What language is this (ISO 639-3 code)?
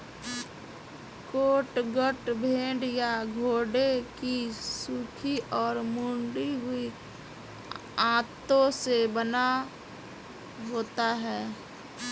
hin